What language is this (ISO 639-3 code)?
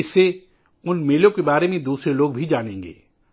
urd